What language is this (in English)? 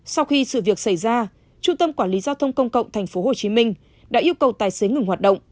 Vietnamese